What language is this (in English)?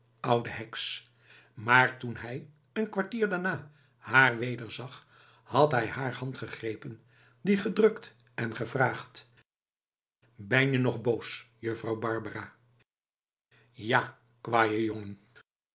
Dutch